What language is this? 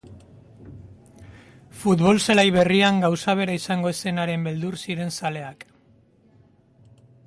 Basque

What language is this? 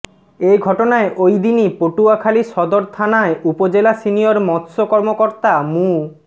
Bangla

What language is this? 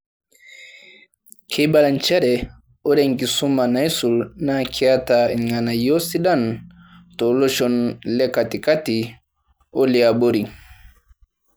Masai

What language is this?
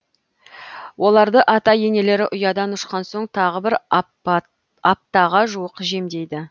Kazakh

